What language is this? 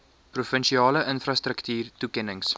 Afrikaans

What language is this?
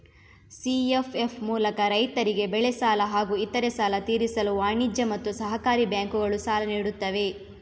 Kannada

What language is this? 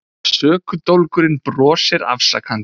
Icelandic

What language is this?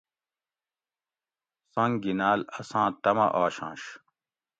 Gawri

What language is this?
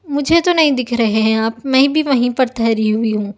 Urdu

